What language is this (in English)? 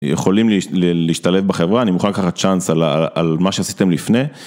Hebrew